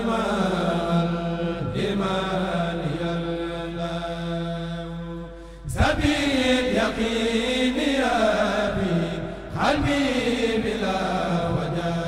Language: Arabic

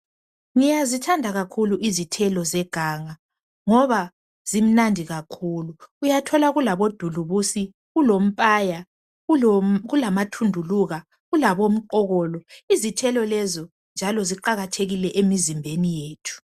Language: North Ndebele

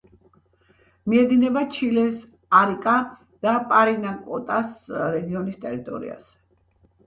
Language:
Georgian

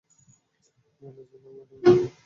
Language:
Bangla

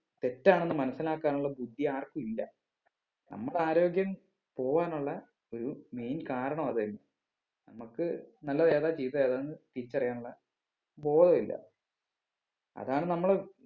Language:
Malayalam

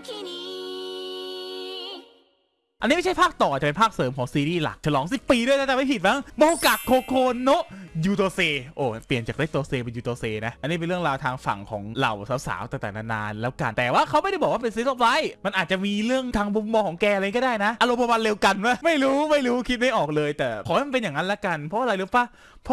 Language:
Thai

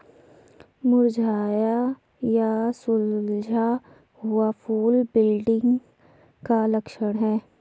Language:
Hindi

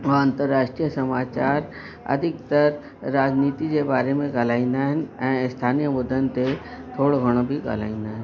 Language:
Sindhi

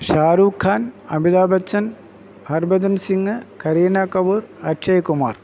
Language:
Malayalam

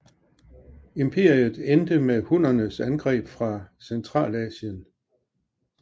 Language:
Danish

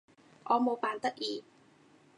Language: Cantonese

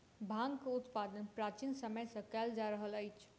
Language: Maithili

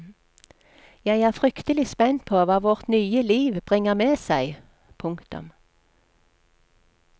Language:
Norwegian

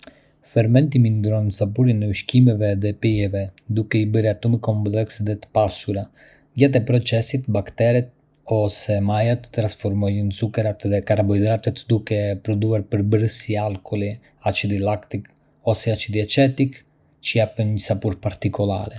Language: Arbëreshë Albanian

